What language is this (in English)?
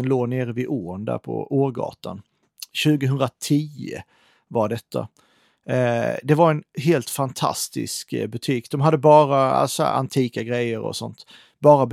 Swedish